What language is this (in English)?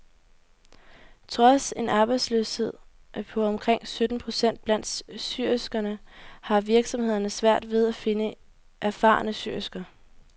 Danish